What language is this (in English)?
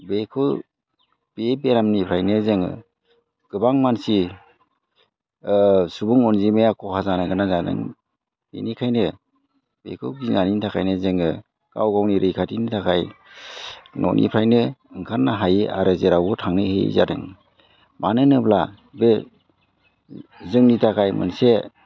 Bodo